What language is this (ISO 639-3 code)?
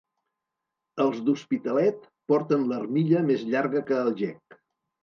cat